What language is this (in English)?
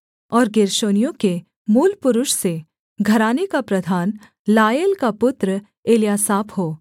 Hindi